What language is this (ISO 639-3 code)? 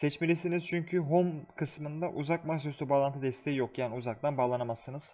tur